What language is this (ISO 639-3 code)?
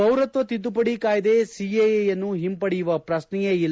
kan